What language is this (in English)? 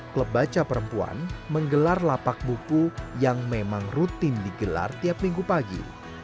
Indonesian